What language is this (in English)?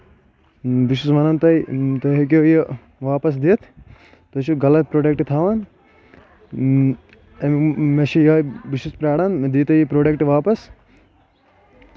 Kashmiri